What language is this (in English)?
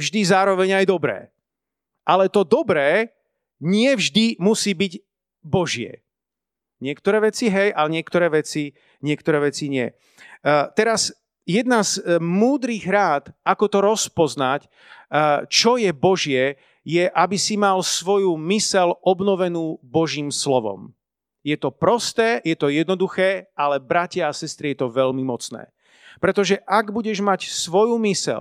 Slovak